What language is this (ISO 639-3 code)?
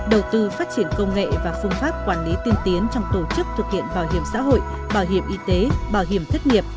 vie